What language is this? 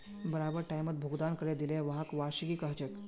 Magahi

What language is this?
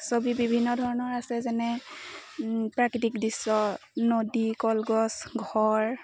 Assamese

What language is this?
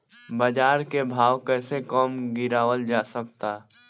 Bhojpuri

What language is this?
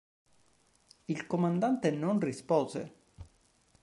Italian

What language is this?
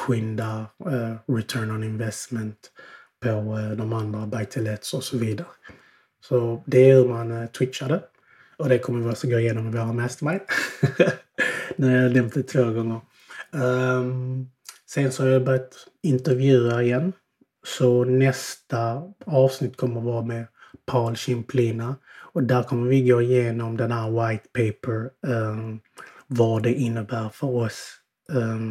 Swedish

